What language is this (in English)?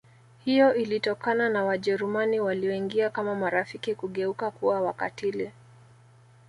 Swahili